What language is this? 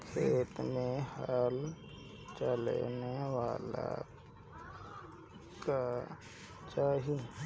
Bhojpuri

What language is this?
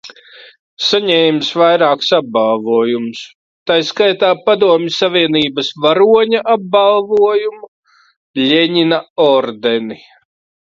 Latvian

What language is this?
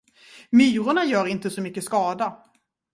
Swedish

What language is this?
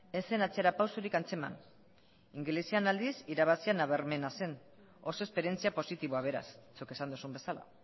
Basque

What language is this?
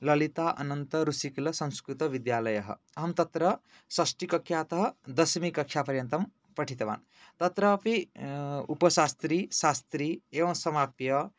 Sanskrit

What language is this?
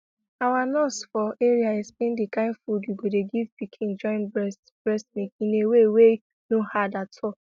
Nigerian Pidgin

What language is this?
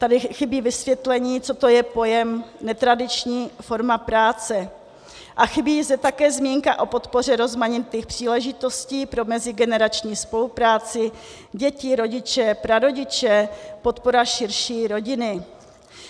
Czech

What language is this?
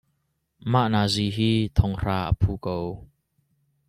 Hakha Chin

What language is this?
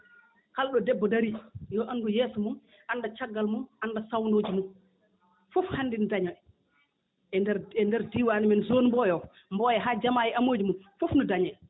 Fula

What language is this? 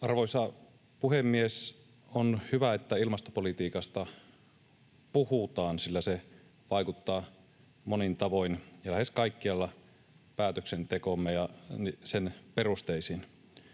Finnish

